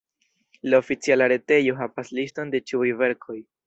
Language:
Esperanto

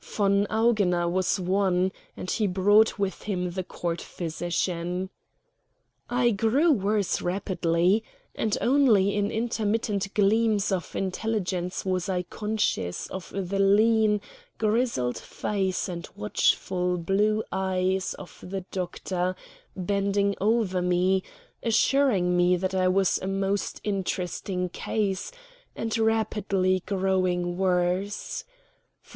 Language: English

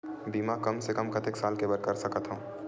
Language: Chhattisgarhi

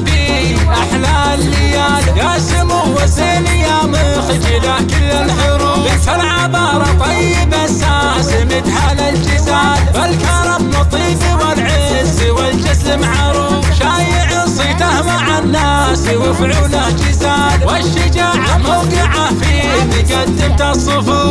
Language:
Arabic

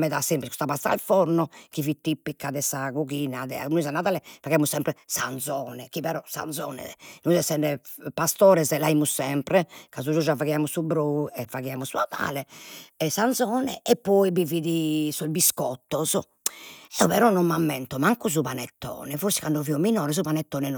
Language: Sardinian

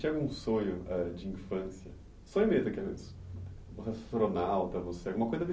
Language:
Portuguese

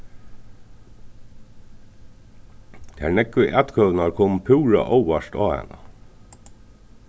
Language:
Faroese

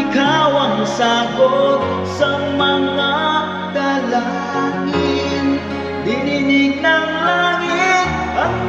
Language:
Indonesian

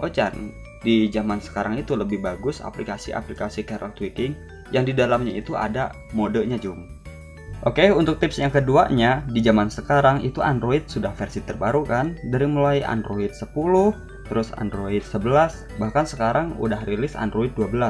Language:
Indonesian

